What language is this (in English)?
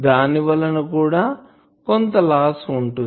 Telugu